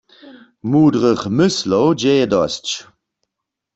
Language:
Upper Sorbian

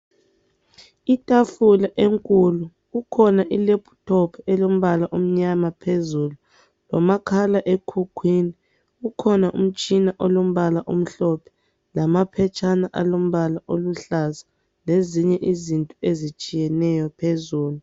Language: North Ndebele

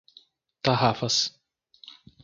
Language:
Portuguese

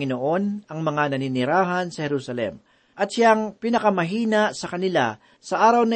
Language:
Filipino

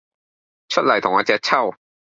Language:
Cantonese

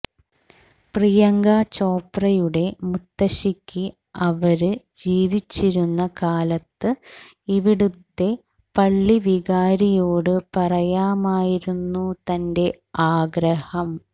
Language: Malayalam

